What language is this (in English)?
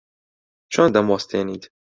Central Kurdish